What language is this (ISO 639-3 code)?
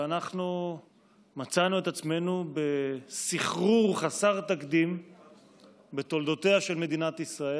heb